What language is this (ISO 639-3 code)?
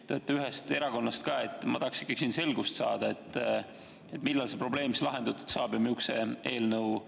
est